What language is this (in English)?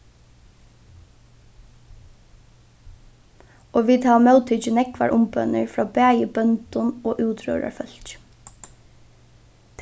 Faroese